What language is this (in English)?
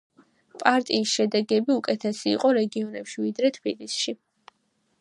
Georgian